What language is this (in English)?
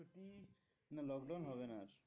Bangla